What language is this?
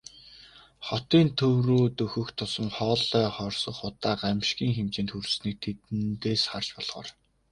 Mongolian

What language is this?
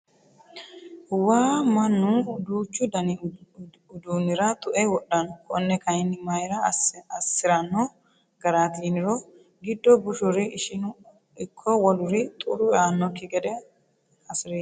Sidamo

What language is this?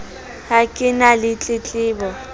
Southern Sotho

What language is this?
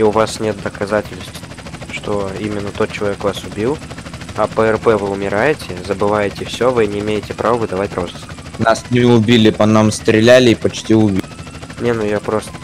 Russian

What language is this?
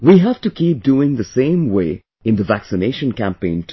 English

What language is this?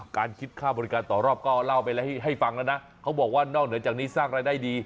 Thai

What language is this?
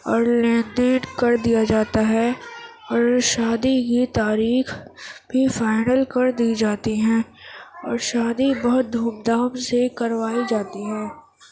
Urdu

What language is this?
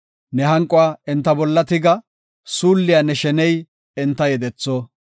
Gofa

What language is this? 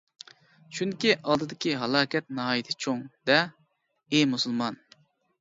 Uyghur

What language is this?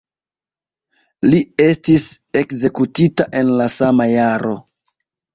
Esperanto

